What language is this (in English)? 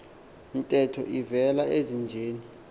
Xhosa